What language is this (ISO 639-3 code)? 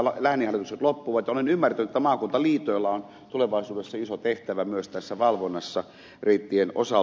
fin